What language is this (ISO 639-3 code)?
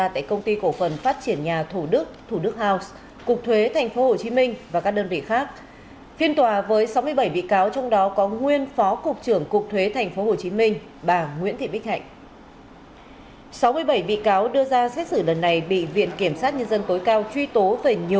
vie